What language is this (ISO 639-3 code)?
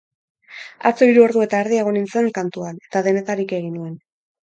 eus